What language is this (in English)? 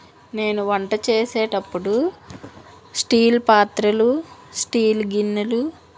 Telugu